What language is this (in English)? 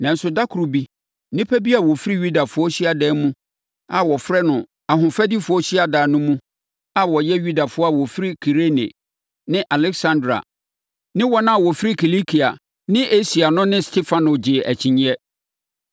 Akan